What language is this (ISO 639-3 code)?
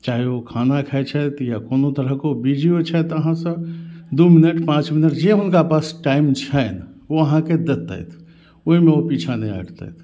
mai